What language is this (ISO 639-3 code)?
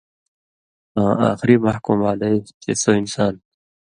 mvy